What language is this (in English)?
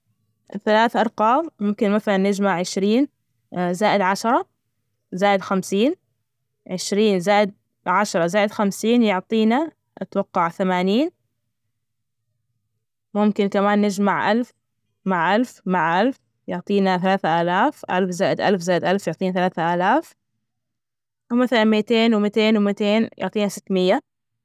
Najdi Arabic